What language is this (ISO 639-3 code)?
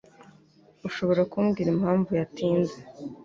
kin